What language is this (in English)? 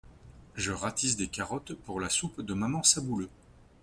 French